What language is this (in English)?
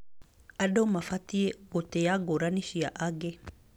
Kikuyu